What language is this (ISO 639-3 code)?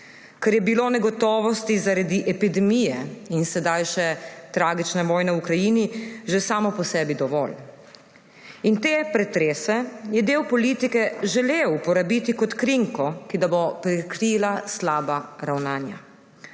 slv